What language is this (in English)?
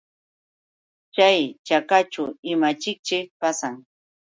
Yauyos Quechua